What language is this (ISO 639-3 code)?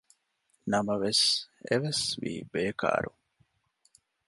div